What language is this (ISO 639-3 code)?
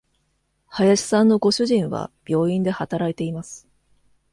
jpn